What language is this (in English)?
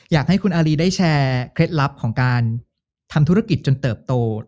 Thai